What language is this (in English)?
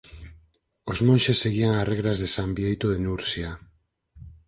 Galician